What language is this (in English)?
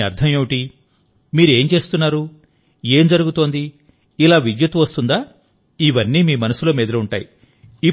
Telugu